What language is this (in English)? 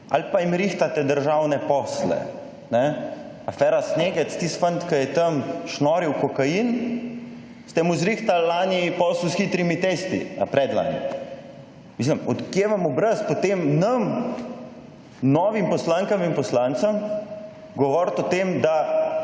Slovenian